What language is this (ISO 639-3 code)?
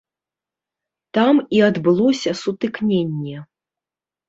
bel